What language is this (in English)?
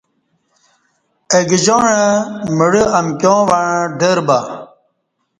Kati